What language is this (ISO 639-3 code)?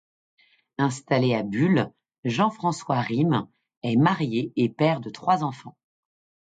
fra